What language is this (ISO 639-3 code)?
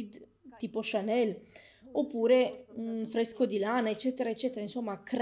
ita